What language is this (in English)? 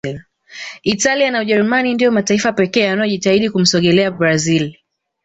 Swahili